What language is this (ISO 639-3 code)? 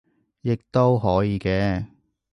yue